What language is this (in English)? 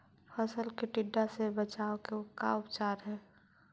Magahi